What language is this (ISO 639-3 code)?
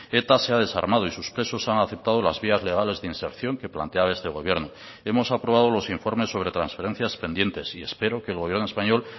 spa